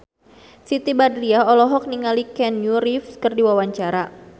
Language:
Sundanese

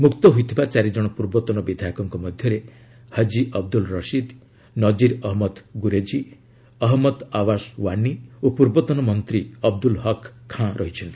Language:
Odia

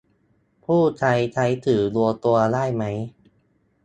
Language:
Thai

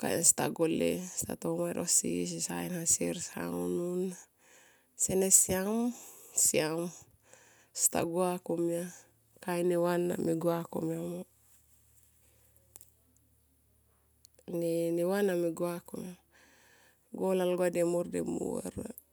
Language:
Tomoip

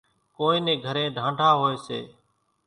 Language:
Kachi Koli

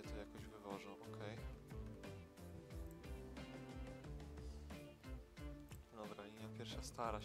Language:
Polish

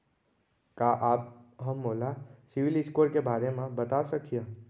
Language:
Chhattisgarhi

